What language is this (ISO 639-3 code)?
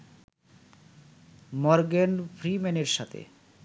ben